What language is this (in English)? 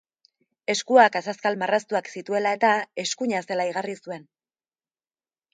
Basque